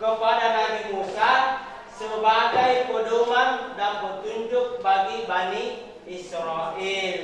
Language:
Indonesian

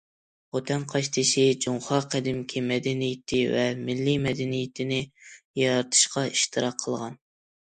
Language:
Uyghur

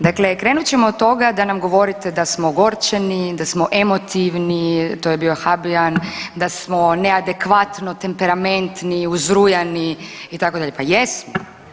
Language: Croatian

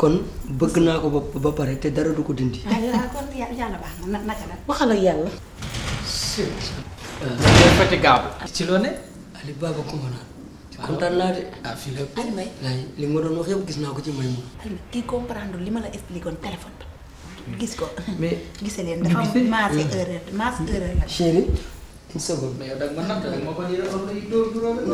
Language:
Indonesian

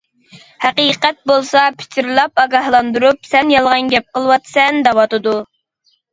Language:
Uyghur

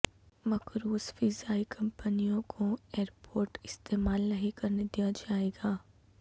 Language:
Urdu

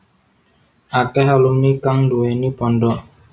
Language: Javanese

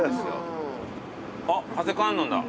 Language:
Japanese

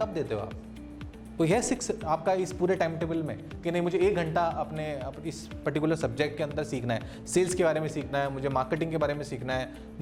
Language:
Hindi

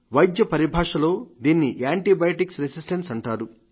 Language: Telugu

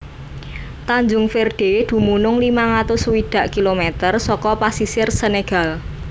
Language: Javanese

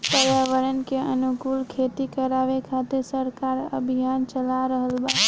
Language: Bhojpuri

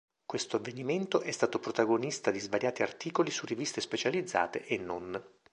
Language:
Italian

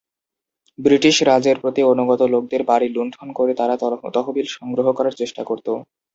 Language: Bangla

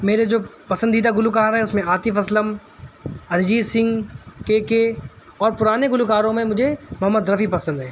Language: Urdu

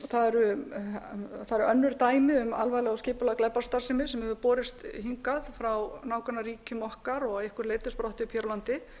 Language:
Icelandic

